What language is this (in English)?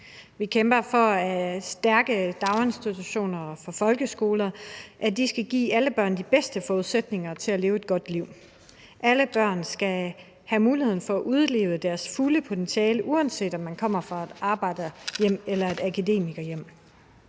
Danish